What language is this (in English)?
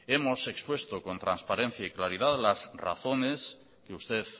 Spanish